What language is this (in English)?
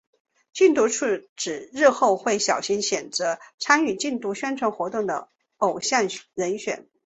Chinese